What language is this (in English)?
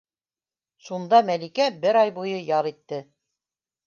Bashkir